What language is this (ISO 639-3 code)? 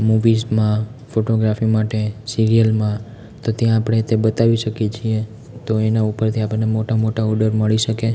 guj